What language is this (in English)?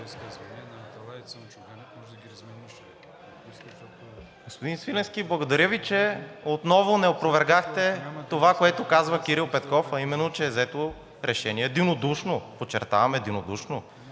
Bulgarian